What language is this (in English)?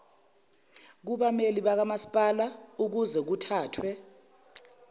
Zulu